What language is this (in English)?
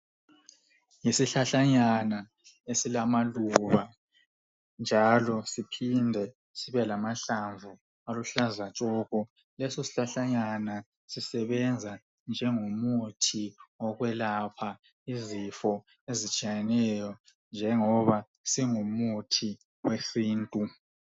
North Ndebele